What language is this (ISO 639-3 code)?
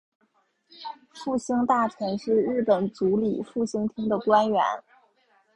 zho